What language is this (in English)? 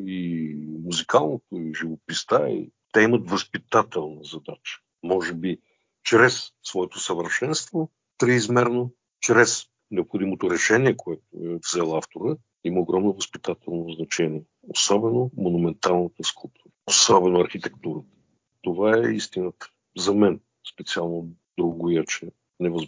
Bulgarian